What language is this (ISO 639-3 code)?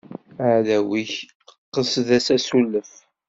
kab